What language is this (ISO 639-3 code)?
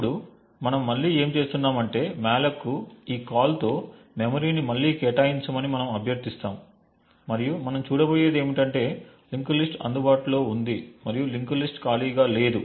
tel